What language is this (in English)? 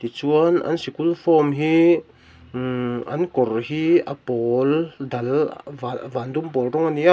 Mizo